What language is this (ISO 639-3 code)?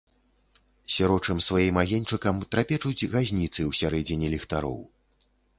bel